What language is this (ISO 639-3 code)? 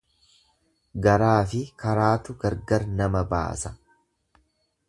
orm